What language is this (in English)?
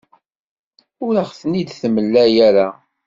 Kabyle